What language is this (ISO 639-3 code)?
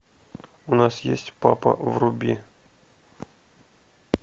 rus